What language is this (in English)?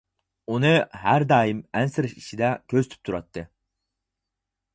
Uyghur